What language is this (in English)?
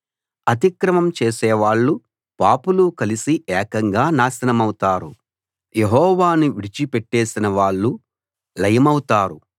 Telugu